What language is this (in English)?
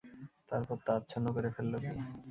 Bangla